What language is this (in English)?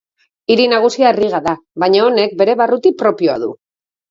Basque